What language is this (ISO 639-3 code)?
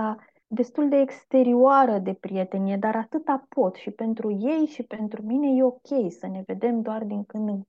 ron